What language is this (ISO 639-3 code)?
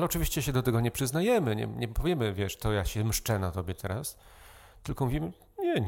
pol